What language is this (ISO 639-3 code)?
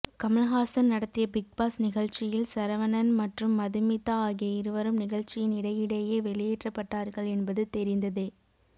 tam